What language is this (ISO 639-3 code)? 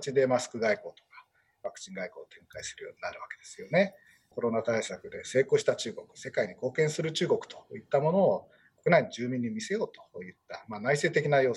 jpn